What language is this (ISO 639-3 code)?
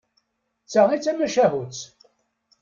kab